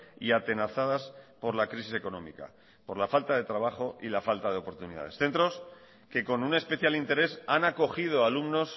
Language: Spanish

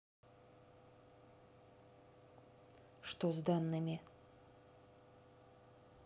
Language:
Russian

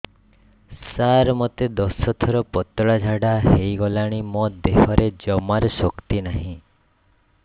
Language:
Odia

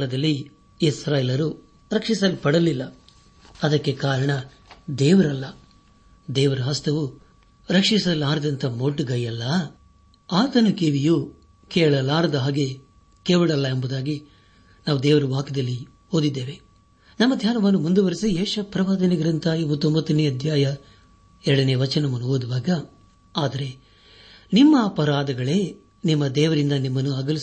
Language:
Kannada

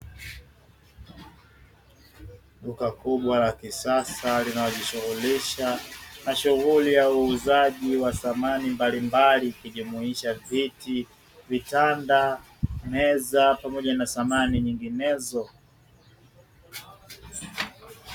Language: Swahili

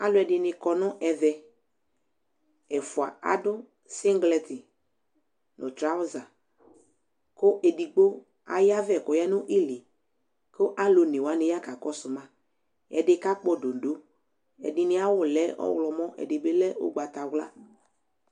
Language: Ikposo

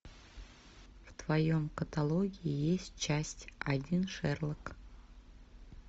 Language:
Russian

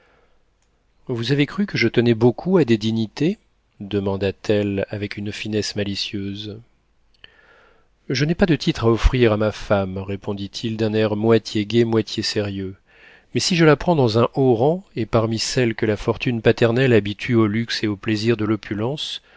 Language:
French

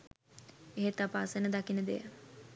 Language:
Sinhala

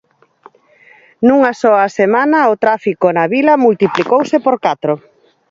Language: Galician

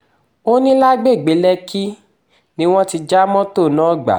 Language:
Yoruba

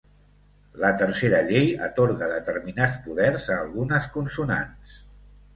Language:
Catalan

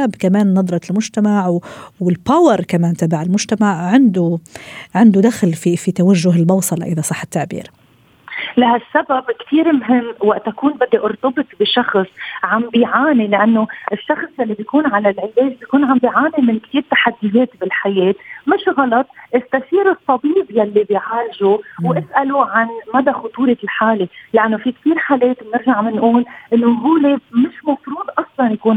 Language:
Arabic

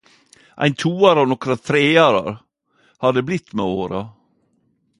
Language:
Norwegian Nynorsk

